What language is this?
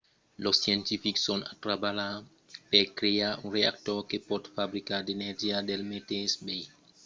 Occitan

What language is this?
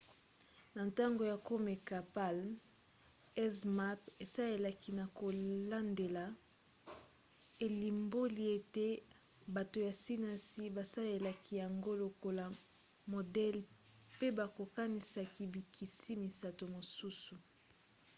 Lingala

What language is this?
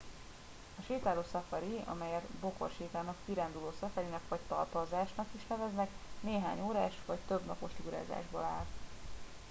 Hungarian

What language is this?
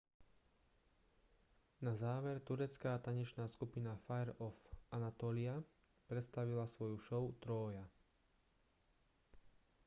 Slovak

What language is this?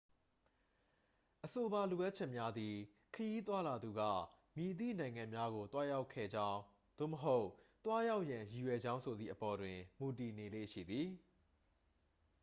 Burmese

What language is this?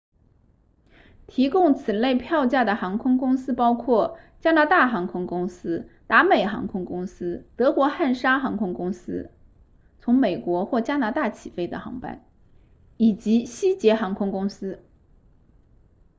Chinese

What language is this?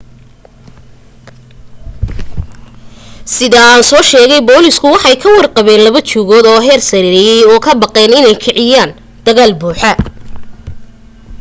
Somali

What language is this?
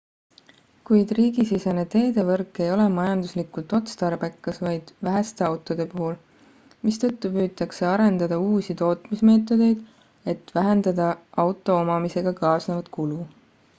Estonian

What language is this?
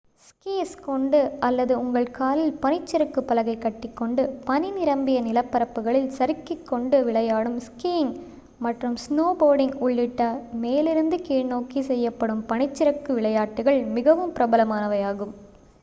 Tamil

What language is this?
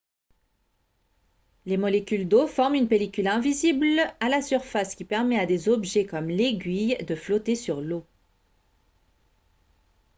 French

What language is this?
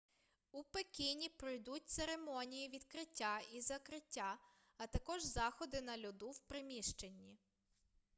Ukrainian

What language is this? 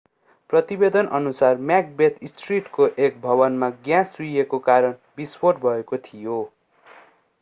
Nepali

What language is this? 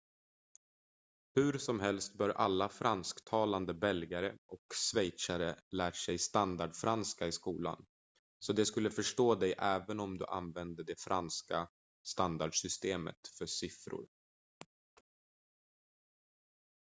Swedish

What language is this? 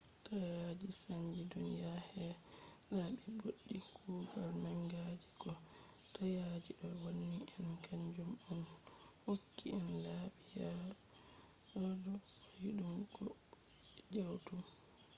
Fula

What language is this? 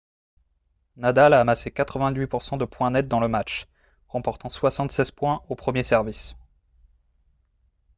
French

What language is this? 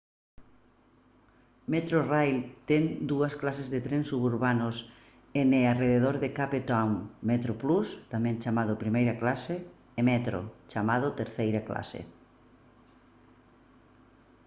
Galician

